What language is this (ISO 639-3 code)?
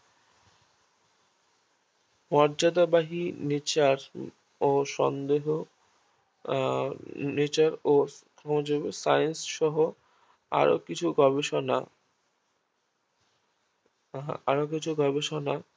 ben